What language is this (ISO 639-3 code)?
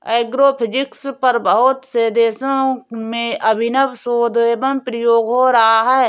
hin